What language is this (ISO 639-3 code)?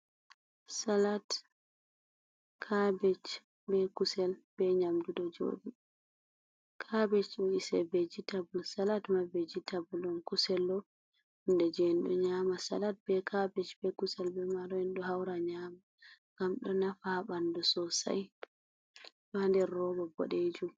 ful